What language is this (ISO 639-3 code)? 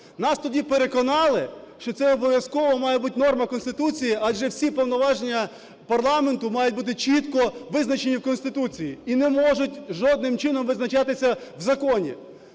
ukr